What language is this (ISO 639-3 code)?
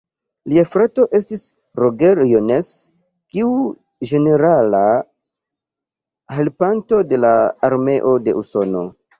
epo